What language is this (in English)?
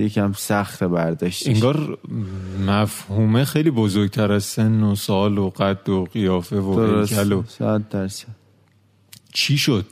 Persian